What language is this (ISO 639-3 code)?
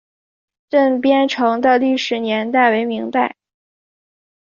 zho